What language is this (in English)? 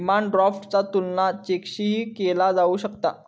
Marathi